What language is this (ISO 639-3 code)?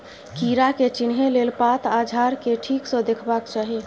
mai